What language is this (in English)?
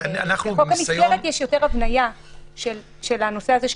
Hebrew